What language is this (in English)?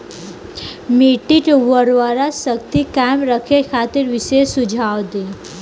Bhojpuri